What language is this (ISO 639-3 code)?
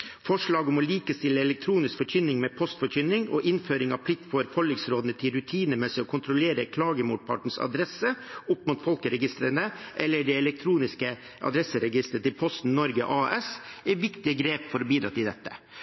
nob